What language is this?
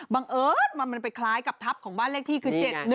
Thai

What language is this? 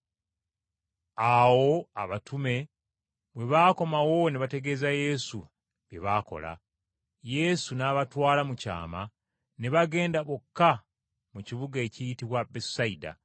Ganda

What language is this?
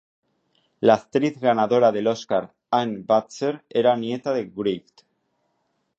Spanish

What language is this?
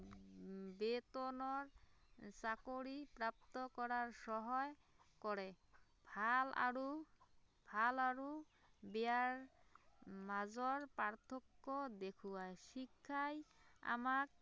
Assamese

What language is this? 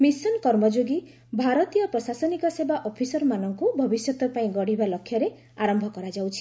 Odia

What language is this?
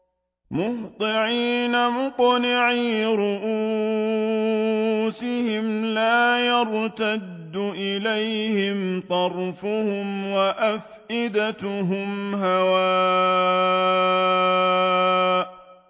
Arabic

